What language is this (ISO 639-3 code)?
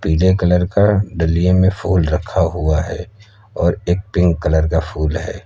hin